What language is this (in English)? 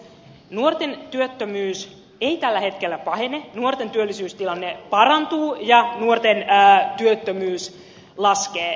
Finnish